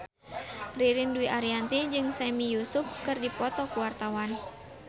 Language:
Sundanese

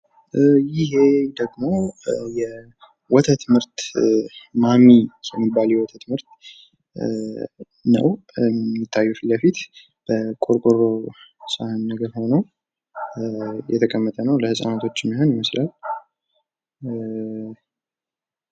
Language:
Amharic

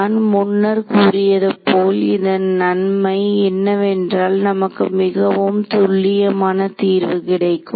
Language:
Tamil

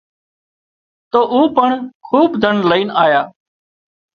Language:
Wadiyara Koli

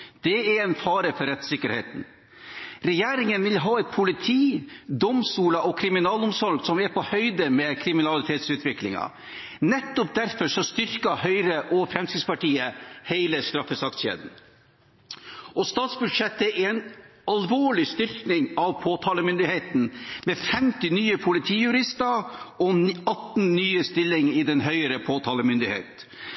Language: Norwegian Bokmål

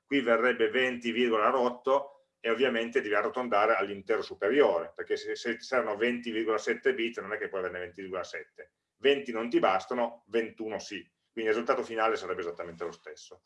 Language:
Italian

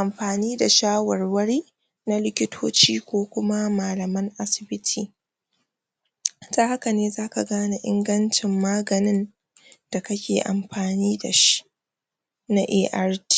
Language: Hausa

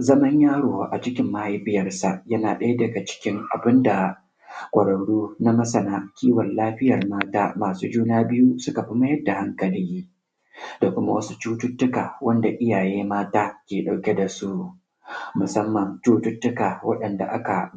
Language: Hausa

